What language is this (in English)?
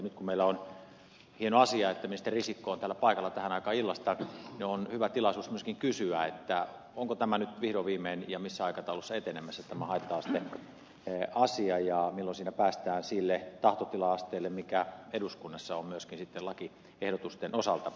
Finnish